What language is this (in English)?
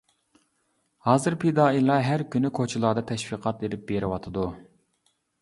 Uyghur